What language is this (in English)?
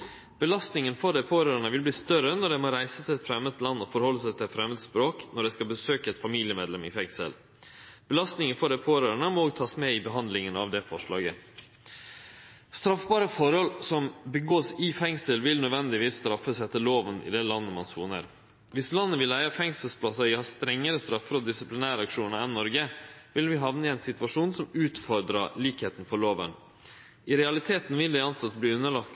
Norwegian Nynorsk